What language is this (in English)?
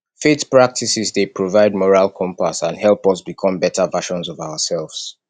Nigerian Pidgin